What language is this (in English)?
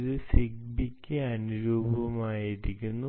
Malayalam